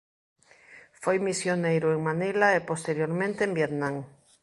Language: Galician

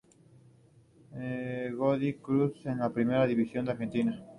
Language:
Spanish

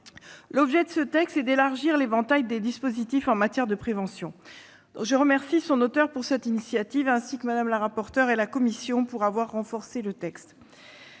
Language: French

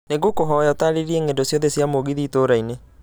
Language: Kikuyu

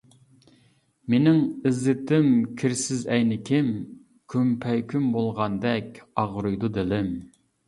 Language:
Uyghur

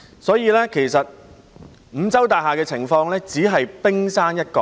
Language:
Cantonese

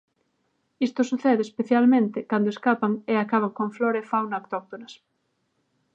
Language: Galician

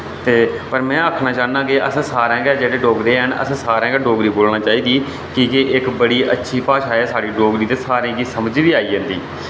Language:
Dogri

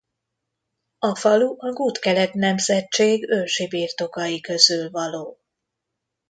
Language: Hungarian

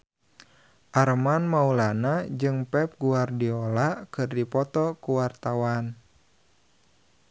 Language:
Sundanese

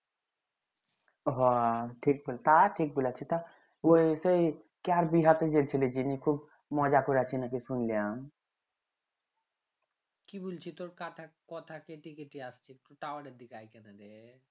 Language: Bangla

